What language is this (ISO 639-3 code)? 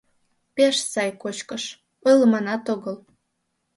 chm